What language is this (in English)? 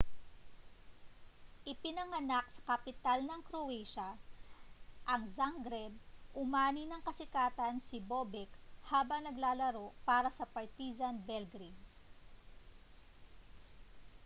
Filipino